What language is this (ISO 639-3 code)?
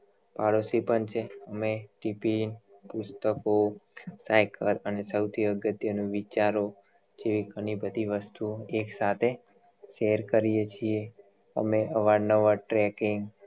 guj